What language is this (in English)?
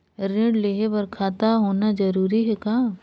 Chhattisgarhi